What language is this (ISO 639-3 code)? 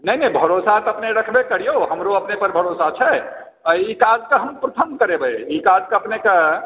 mai